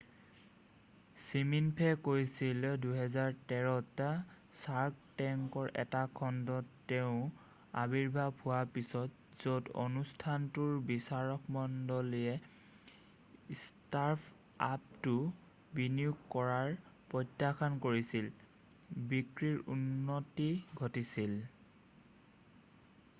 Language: Assamese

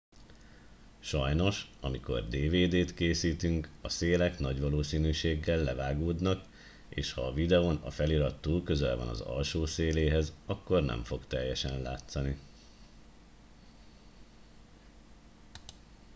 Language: Hungarian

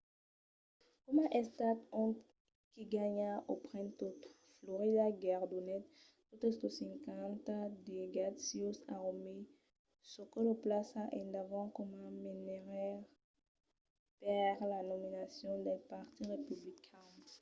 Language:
Occitan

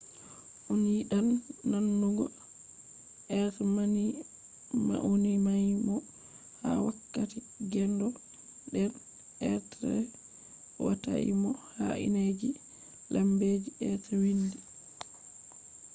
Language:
Fula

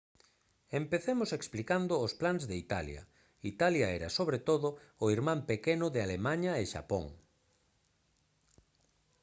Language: Galician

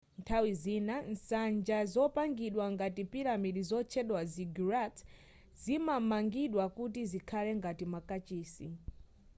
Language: Nyanja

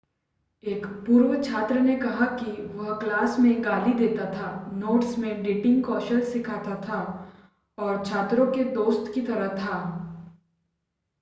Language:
Hindi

